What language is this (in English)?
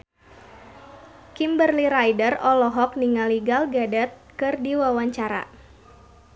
Sundanese